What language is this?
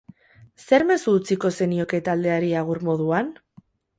Basque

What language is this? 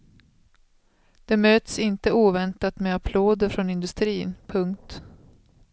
Swedish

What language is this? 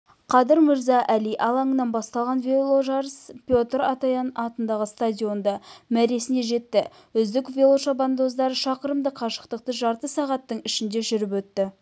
Kazakh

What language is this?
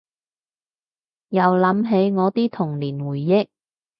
Cantonese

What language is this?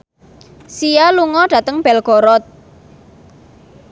Javanese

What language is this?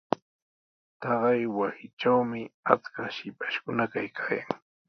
Sihuas Ancash Quechua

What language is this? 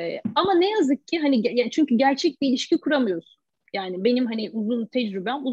Turkish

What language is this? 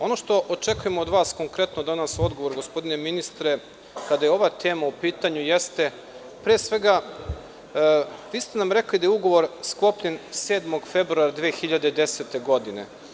Serbian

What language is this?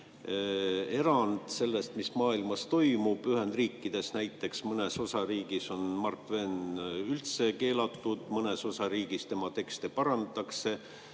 Estonian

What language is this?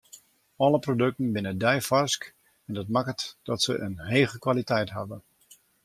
Western Frisian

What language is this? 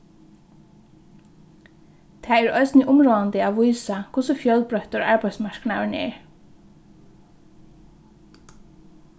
Faroese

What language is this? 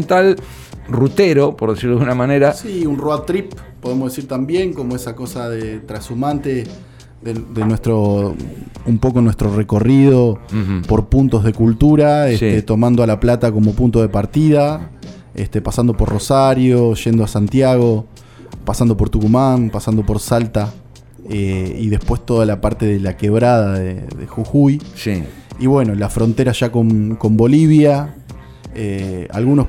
Spanish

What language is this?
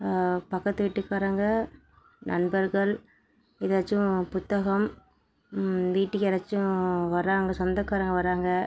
Tamil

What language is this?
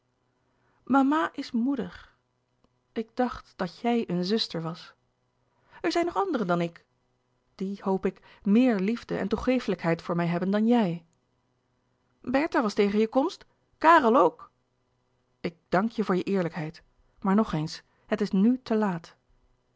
Dutch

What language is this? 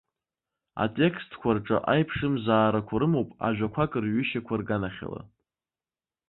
Abkhazian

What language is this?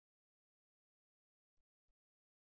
Telugu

